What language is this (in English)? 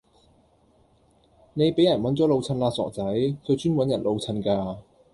Cantonese